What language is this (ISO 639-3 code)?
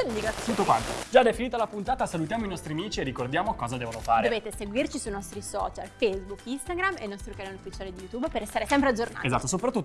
ita